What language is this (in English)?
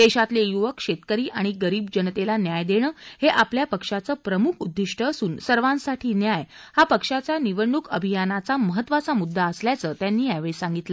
Marathi